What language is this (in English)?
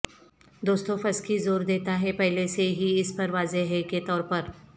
Urdu